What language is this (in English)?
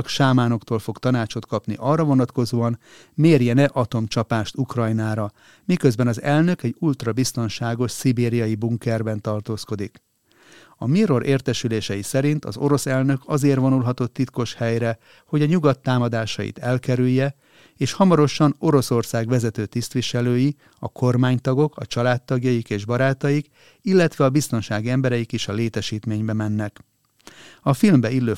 Hungarian